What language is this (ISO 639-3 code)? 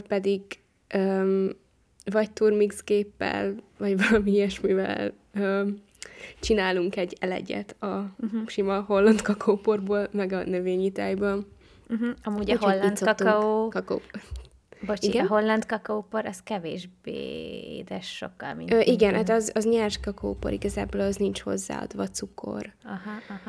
hun